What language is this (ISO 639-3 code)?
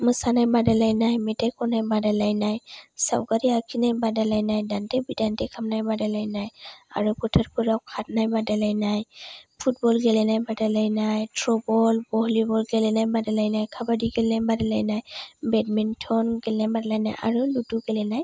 brx